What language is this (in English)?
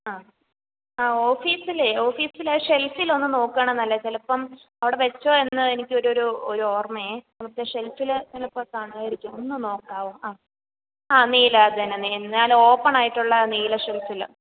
Malayalam